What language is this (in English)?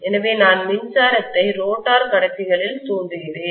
Tamil